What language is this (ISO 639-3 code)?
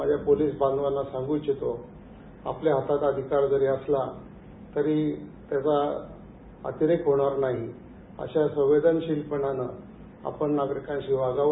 mar